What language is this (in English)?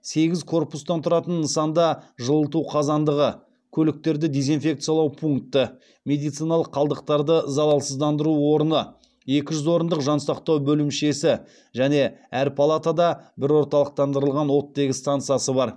Kazakh